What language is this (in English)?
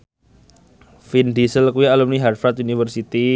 Javanese